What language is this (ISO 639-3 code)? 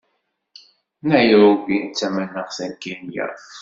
kab